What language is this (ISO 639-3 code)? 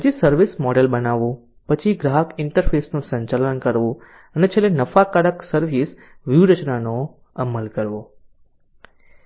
guj